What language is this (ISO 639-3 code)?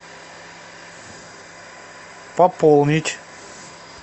rus